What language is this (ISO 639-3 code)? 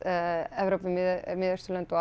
isl